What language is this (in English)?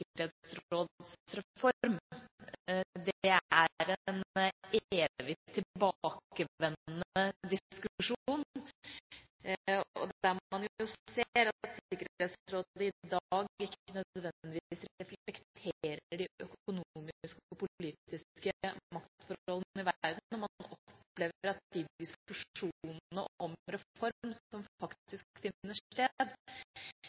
Norwegian Bokmål